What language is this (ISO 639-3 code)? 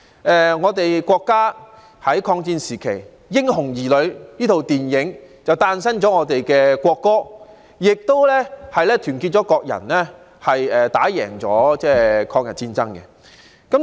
yue